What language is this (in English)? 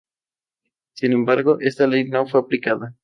Spanish